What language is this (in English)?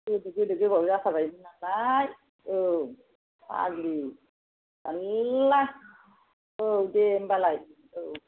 Bodo